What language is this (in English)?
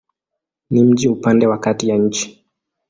Swahili